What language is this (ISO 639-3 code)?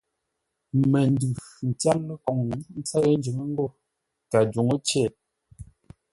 nla